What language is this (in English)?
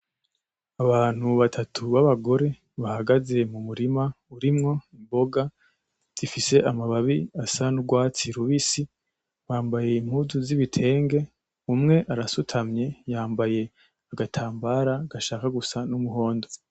Rundi